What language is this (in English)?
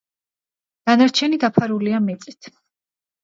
Georgian